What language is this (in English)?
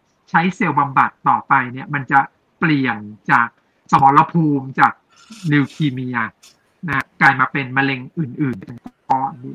Thai